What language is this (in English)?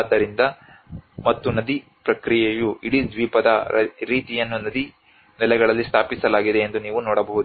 Kannada